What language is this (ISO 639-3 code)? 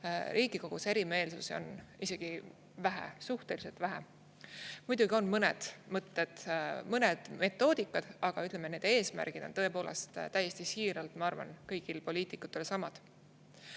est